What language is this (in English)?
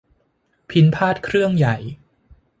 Thai